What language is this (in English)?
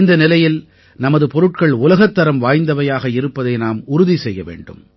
Tamil